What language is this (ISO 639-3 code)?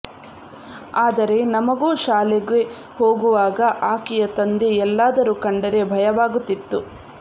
kan